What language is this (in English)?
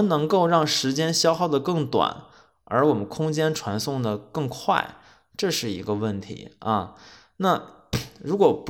Chinese